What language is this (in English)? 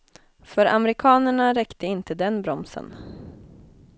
Swedish